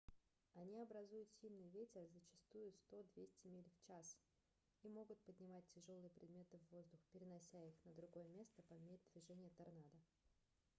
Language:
Russian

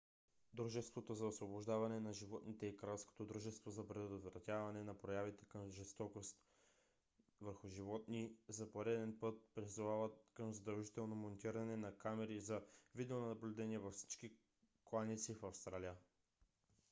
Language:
Bulgarian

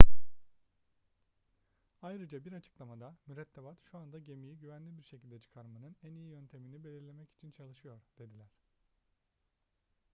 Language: Turkish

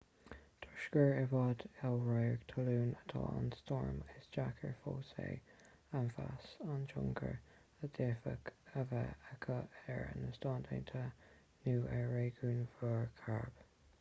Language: Irish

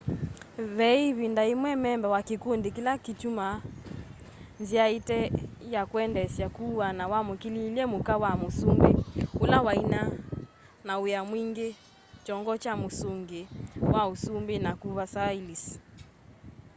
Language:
Kamba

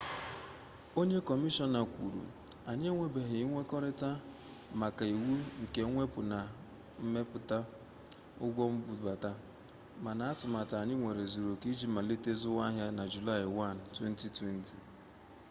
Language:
Igbo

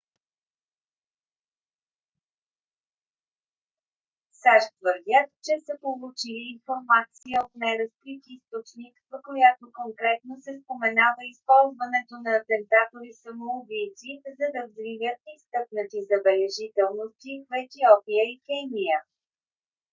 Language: Bulgarian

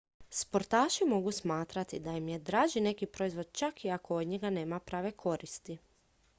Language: Croatian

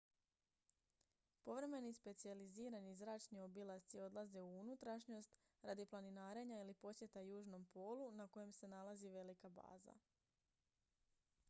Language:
Croatian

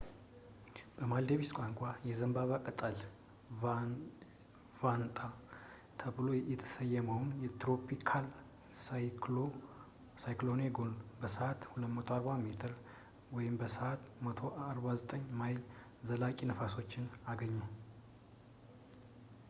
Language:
Amharic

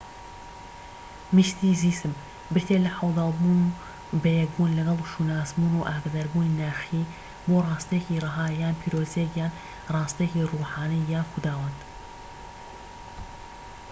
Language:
Central Kurdish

